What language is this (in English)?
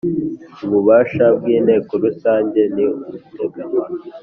Kinyarwanda